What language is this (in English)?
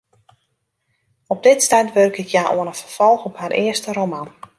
Western Frisian